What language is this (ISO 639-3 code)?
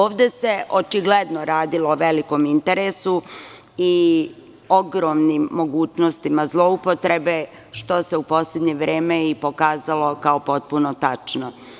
srp